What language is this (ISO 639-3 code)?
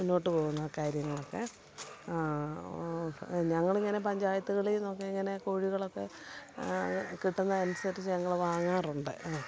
mal